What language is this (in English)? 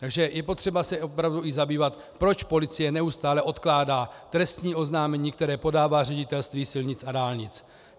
Czech